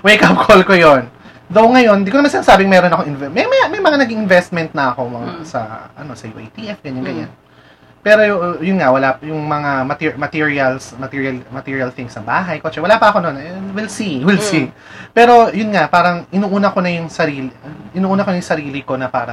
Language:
Filipino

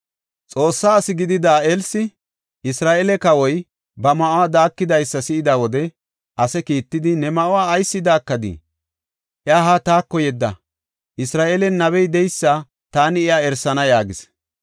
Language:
Gofa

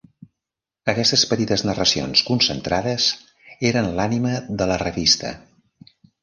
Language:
Catalan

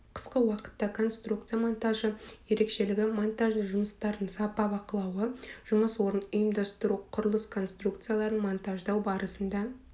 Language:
Kazakh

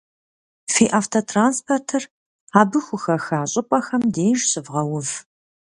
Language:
Kabardian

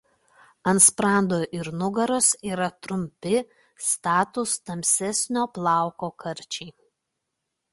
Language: Lithuanian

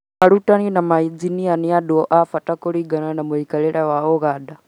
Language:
Kikuyu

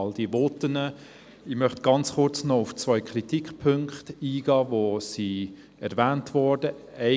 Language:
Swiss German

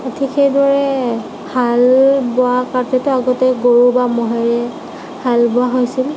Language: Assamese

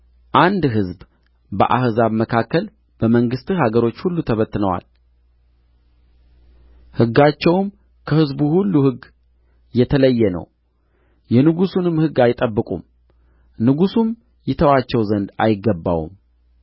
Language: Amharic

